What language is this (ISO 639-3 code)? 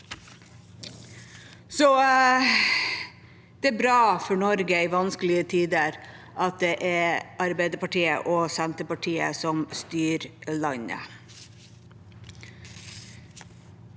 nor